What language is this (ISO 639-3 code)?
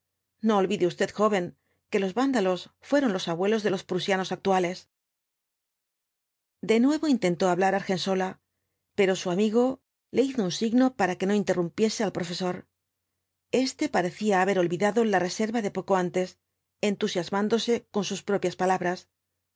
spa